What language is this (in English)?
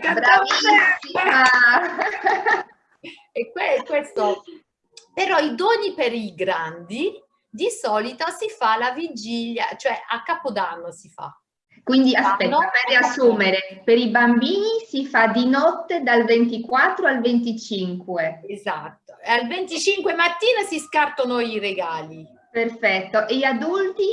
Italian